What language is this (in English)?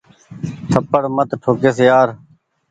Goaria